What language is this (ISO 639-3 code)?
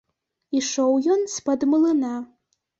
bel